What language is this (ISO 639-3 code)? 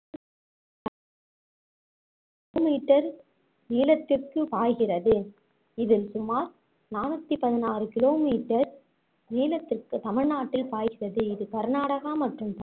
tam